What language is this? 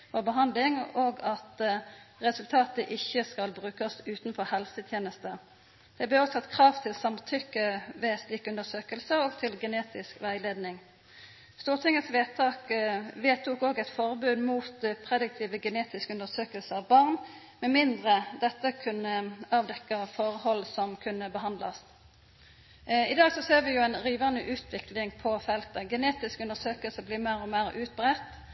Norwegian Nynorsk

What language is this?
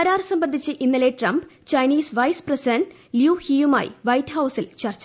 Malayalam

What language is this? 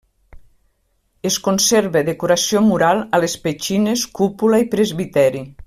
Catalan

